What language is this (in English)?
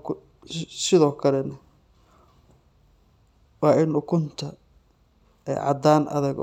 Somali